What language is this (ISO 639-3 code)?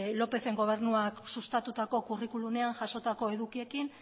eus